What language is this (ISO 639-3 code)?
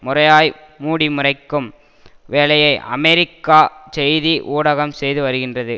tam